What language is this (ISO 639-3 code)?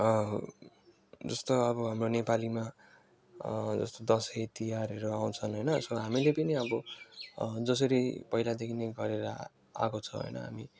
nep